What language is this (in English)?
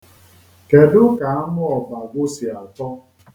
Igbo